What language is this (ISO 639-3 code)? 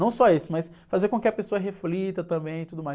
por